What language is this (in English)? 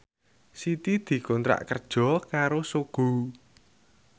Javanese